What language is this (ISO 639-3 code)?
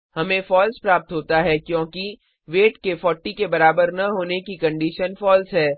hin